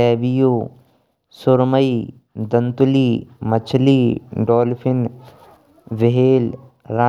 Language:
Braj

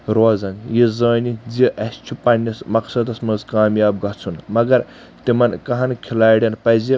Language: Kashmiri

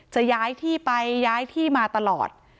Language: Thai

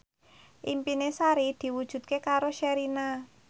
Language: Javanese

